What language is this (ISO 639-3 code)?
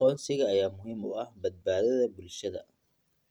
som